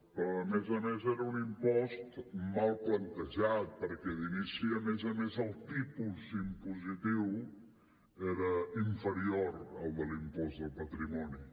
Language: Catalan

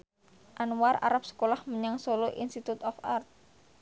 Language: Javanese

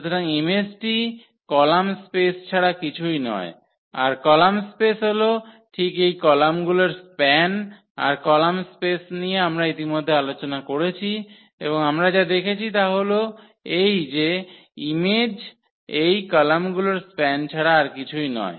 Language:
Bangla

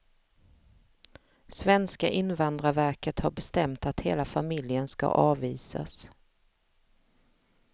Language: Swedish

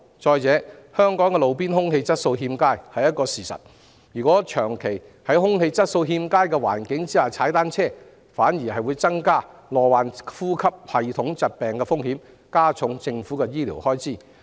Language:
Cantonese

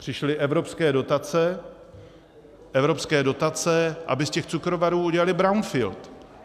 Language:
Czech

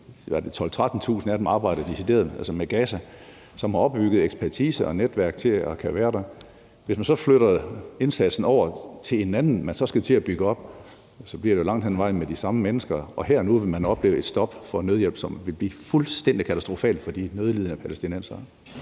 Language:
Danish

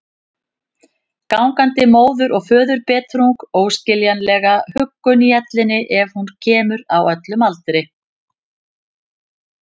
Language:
Icelandic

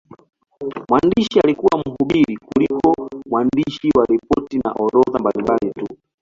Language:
Swahili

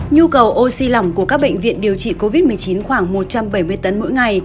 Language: Vietnamese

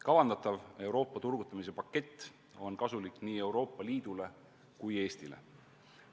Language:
Estonian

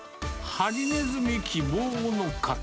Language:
Japanese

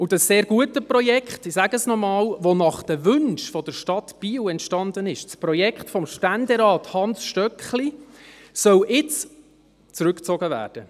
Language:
Swiss German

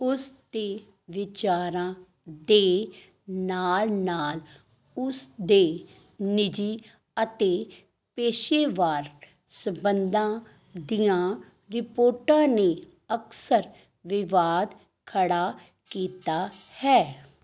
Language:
Punjabi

